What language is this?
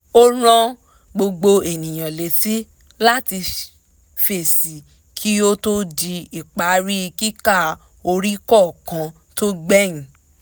Yoruba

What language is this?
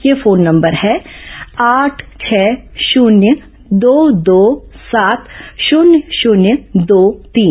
Hindi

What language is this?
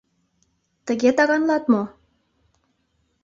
Mari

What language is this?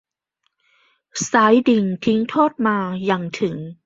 Thai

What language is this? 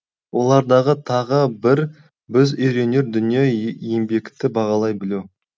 Kazakh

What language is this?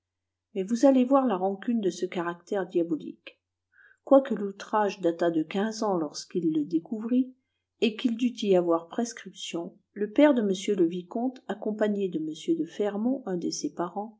French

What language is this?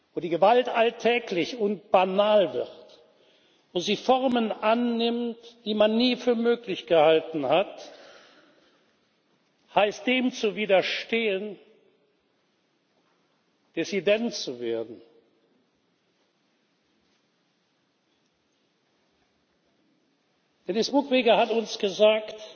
German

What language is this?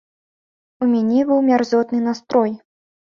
Belarusian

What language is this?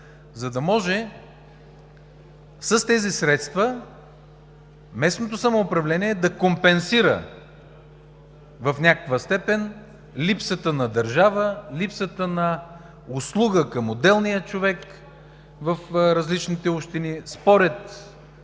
Bulgarian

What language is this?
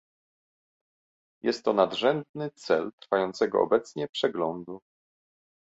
Polish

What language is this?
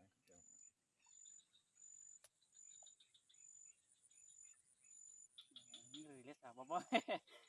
Indonesian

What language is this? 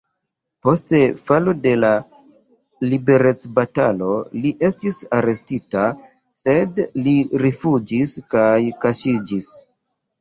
Esperanto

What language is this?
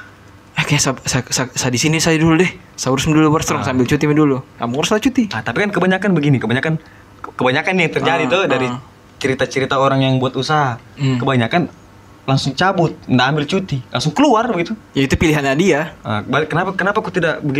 Indonesian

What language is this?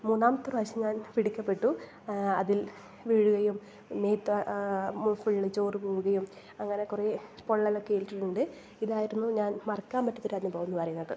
Malayalam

